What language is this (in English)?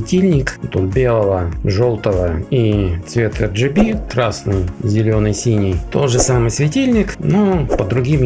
Russian